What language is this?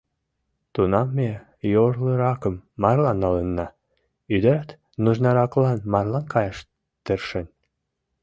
Mari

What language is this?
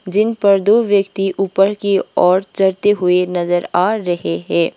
Hindi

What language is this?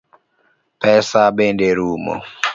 Luo (Kenya and Tanzania)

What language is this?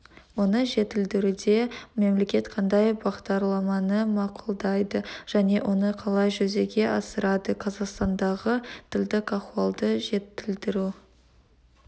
Kazakh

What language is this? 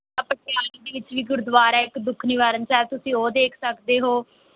Punjabi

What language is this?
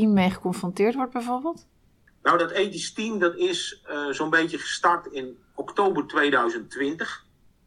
Dutch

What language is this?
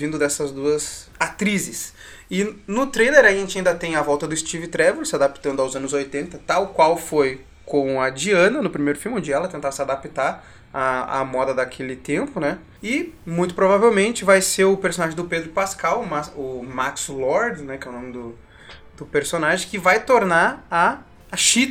Portuguese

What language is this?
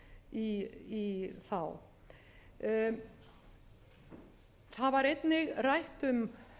Icelandic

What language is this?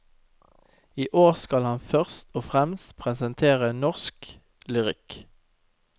Norwegian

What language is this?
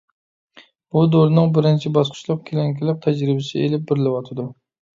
Uyghur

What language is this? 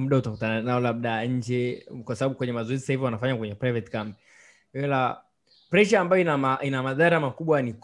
Swahili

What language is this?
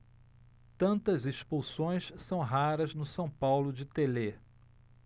Portuguese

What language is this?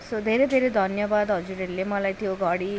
Nepali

